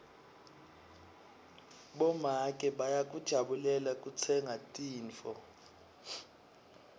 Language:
Swati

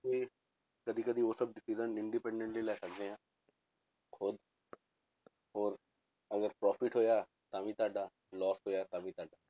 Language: Punjabi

